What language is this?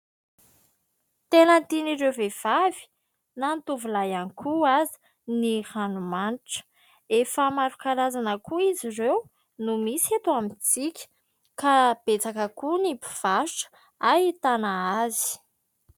Malagasy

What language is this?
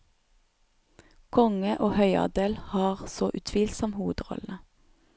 Norwegian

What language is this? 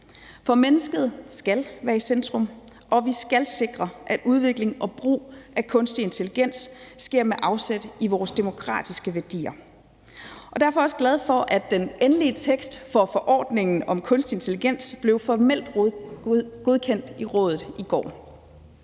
Danish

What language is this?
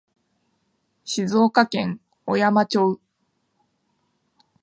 Japanese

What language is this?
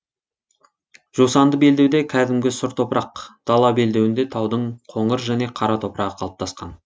Kazakh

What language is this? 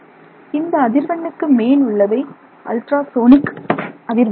Tamil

